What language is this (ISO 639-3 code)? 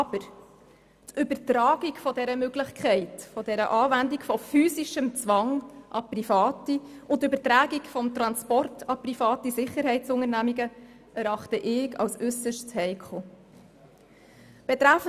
gsw